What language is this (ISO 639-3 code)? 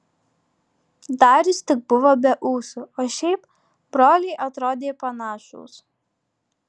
lit